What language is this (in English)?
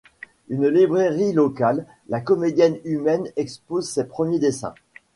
French